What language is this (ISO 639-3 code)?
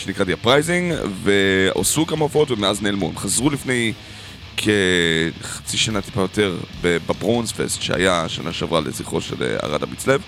heb